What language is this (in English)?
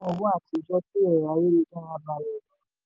Yoruba